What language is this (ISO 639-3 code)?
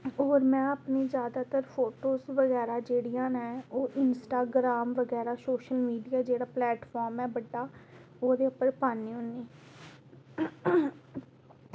doi